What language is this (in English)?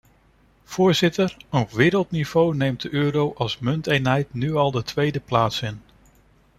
Dutch